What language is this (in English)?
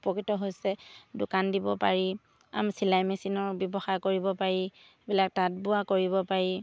Assamese